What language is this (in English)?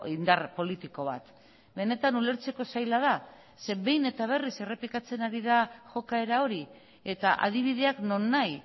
Basque